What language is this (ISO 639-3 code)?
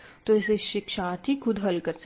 hin